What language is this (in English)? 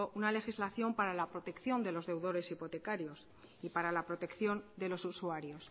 Spanish